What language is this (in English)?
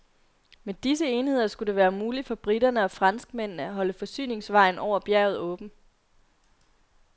Danish